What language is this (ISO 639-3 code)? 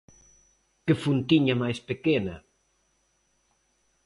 glg